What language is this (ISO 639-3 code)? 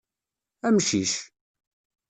kab